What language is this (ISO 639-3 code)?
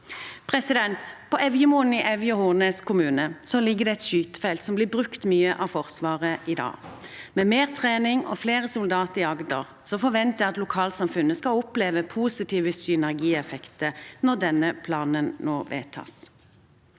nor